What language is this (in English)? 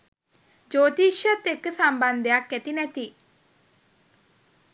Sinhala